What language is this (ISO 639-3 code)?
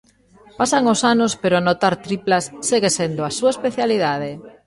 glg